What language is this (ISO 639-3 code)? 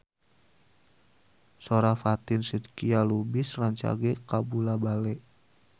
sun